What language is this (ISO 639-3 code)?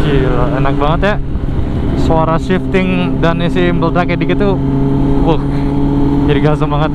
ind